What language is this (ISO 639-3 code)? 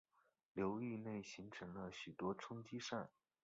zho